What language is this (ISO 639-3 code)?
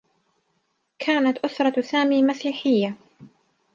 ara